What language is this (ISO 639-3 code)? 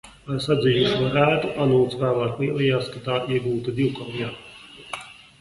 lav